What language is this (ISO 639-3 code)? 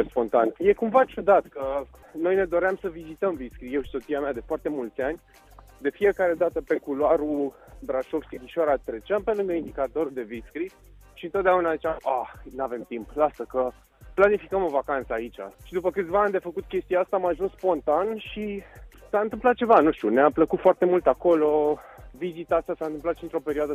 ron